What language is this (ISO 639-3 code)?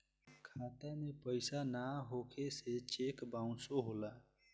bho